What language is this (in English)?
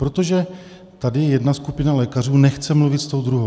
Czech